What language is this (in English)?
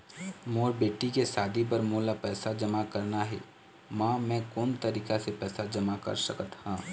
Chhattisgarhi